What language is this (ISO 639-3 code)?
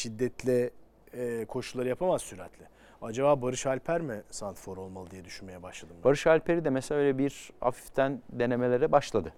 tur